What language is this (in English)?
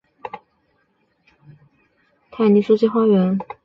Chinese